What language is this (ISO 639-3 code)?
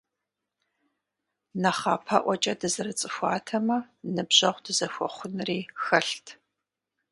kbd